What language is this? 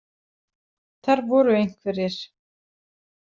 Icelandic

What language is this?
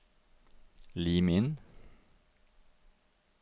Norwegian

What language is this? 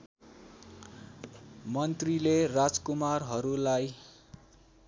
Nepali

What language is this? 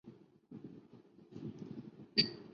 Chinese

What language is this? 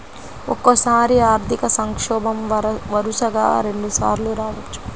Telugu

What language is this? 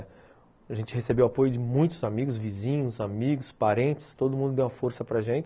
Portuguese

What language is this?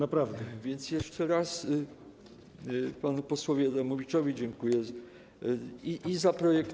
Polish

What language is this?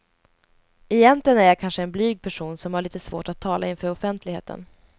Swedish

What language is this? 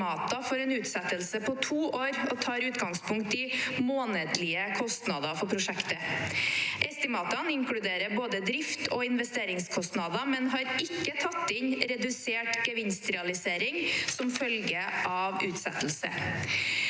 Norwegian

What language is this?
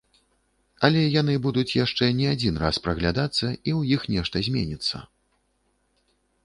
Belarusian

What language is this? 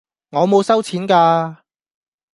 Cantonese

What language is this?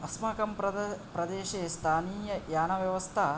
Sanskrit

